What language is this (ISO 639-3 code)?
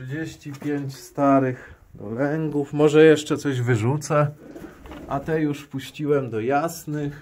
pol